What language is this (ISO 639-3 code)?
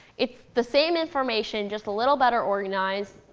eng